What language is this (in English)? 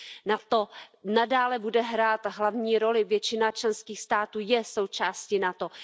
Czech